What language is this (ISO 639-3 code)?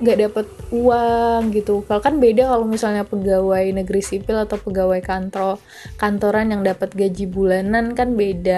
ind